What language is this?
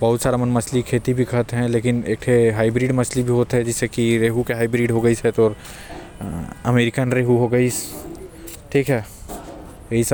Korwa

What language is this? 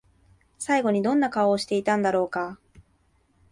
Japanese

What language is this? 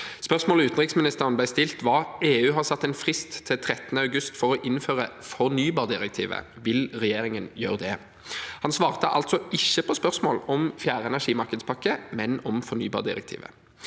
Norwegian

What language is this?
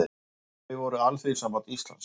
Icelandic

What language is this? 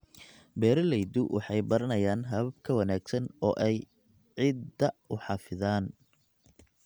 Somali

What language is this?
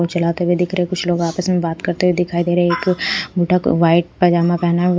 Hindi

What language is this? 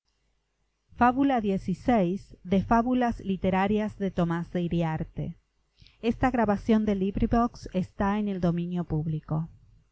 Spanish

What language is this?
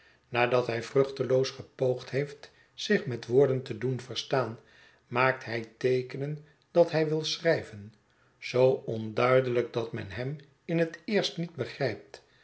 Dutch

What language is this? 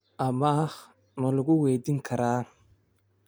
Somali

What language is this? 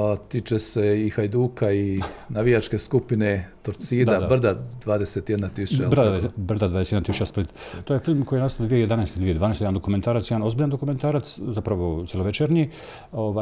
Croatian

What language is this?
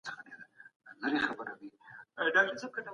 Pashto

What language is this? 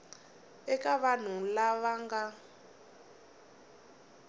Tsonga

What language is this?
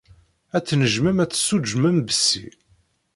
Kabyle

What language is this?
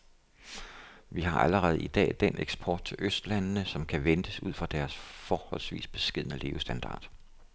Danish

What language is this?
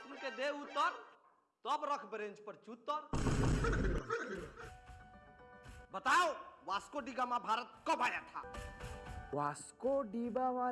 Nepali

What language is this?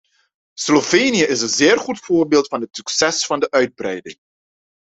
Dutch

